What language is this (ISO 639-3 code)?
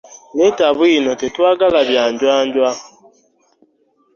lug